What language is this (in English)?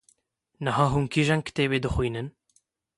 Kurdish